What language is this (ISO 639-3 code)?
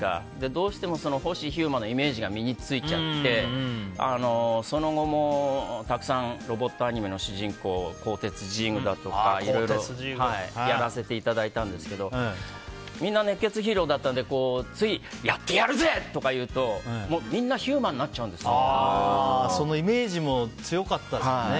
jpn